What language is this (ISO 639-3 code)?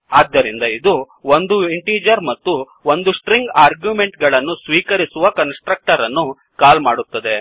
kan